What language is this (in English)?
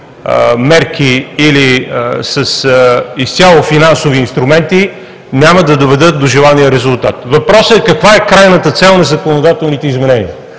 Bulgarian